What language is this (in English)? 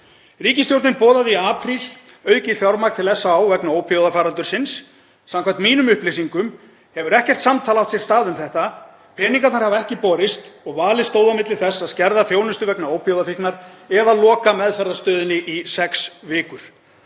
Icelandic